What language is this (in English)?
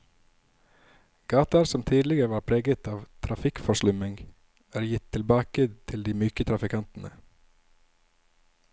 Norwegian